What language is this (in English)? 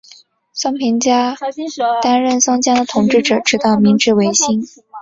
Chinese